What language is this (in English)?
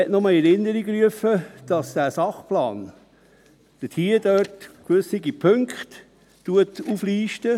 Swiss German